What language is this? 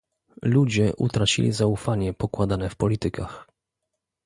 Polish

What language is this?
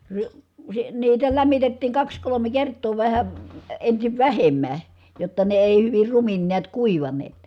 Finnish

